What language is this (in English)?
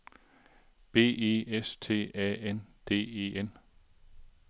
Danish